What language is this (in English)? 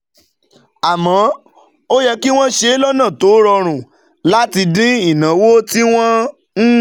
Yoruba